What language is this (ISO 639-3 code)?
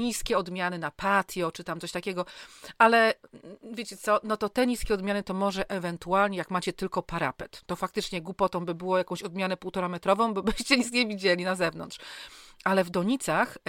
pol